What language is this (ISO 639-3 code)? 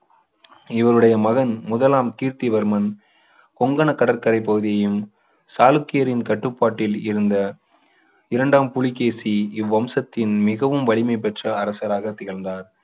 tam